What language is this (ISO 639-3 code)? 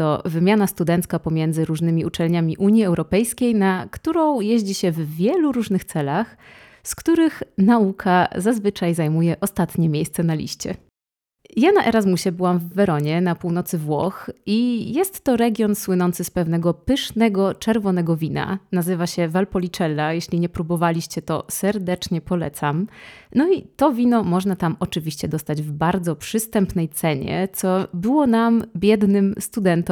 pol